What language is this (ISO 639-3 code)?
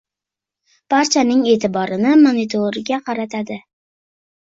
uzb